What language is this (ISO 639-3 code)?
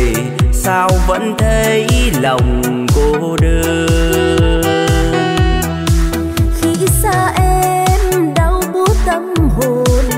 vie